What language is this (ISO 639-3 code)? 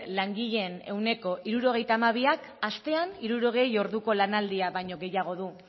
eus